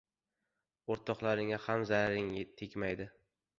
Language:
Uzbek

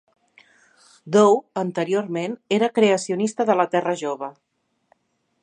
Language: Catalan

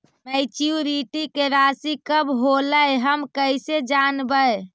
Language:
Magahi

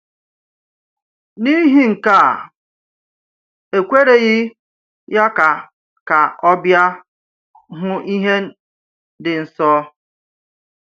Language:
Igbo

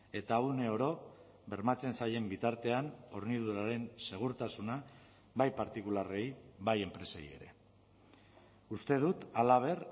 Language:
Basque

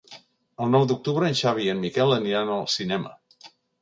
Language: Catalan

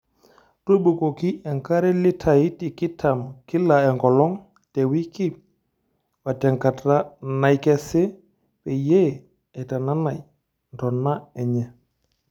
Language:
Masai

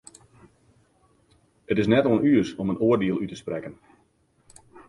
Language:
Western Frisian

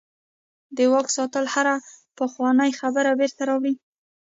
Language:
Pashto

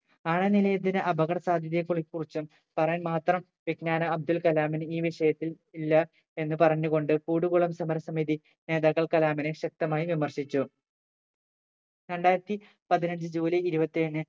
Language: Malayalam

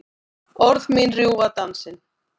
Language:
Icelandic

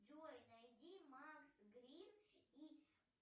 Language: Russian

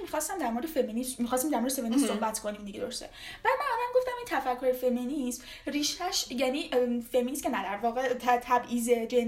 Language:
Persian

